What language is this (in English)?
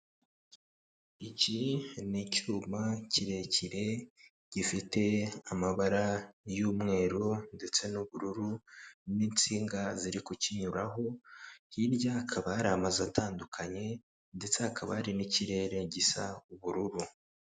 Kinyarwanda